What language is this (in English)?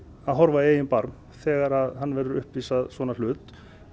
Icelandic